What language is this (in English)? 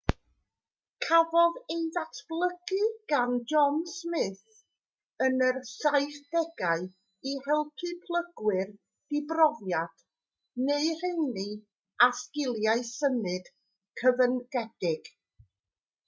Welsh